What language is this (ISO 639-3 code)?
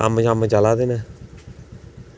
doi